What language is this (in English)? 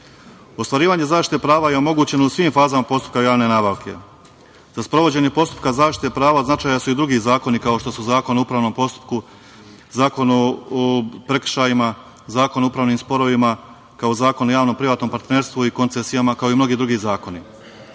Serbian